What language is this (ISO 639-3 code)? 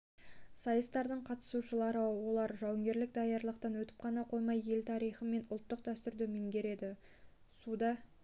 kaz